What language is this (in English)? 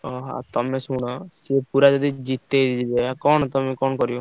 Odia